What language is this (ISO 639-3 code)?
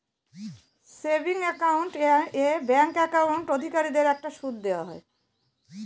ben